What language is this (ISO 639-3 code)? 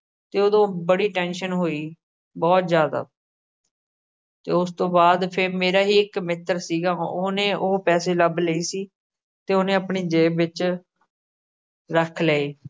pan